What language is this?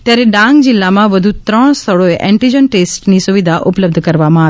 Gujarati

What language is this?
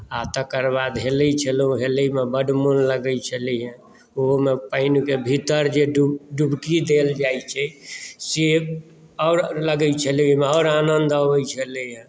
Maithili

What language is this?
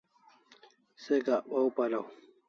Kalasha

